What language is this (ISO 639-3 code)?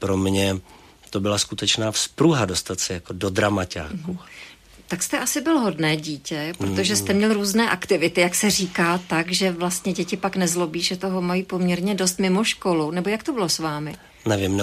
ces